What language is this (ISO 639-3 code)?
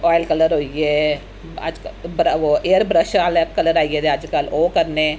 doi